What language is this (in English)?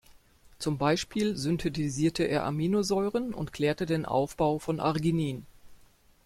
German